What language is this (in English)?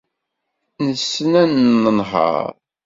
Kabyle